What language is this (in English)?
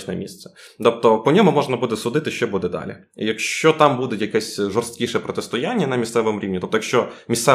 Ukrainian